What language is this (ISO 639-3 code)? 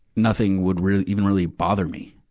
eng